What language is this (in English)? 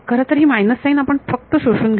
Marathi